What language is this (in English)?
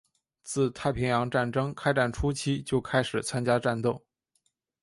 Chinese